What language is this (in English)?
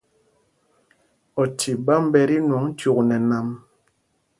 Mpumpong